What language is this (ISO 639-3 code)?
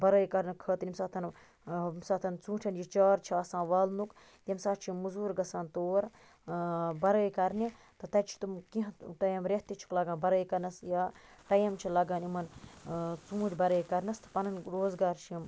kas